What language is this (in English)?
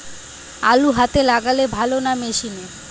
Bangla